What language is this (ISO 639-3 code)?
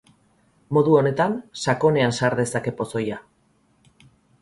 eus